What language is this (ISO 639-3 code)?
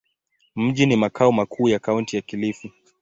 swa